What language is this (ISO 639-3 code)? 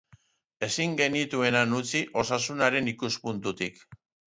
eus